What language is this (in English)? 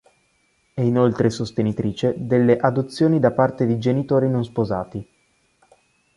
Italian